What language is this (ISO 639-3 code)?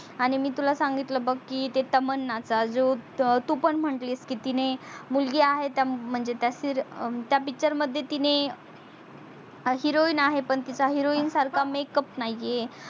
mar